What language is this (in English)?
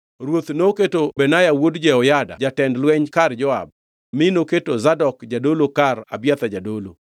Luo (Kenya and Tanzania)